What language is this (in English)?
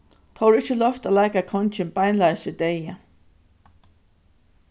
Faroese